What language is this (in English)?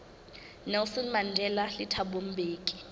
Southern Sotho